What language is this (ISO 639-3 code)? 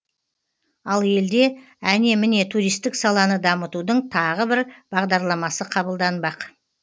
kaz